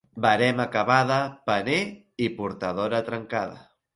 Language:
Catalan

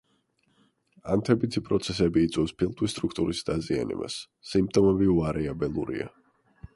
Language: Georgian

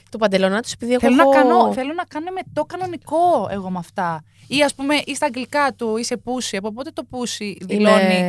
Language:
Greek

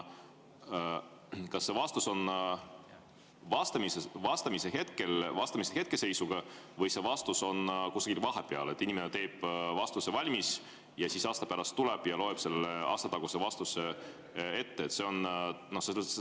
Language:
Estonian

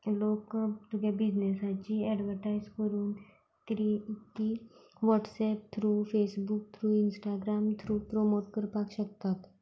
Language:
Konkani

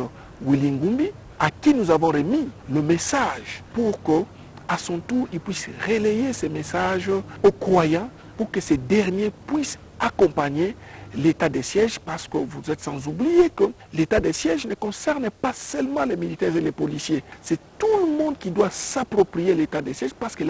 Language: French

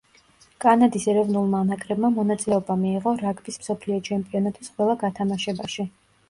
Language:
Georgian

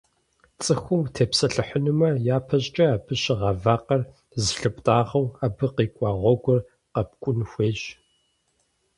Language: Kabardian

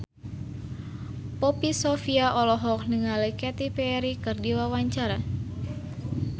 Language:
Sundanese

